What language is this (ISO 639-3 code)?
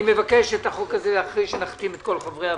heb